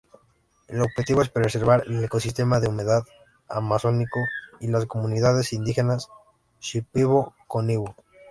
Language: Spanish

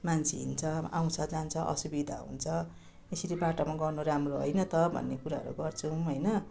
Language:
Nepali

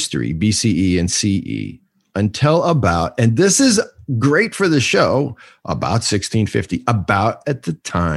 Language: English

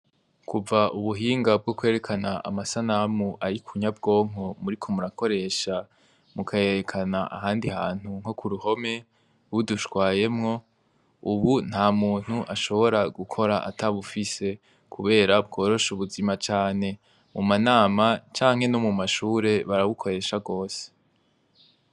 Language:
Rundi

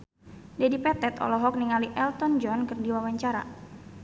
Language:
Sundanese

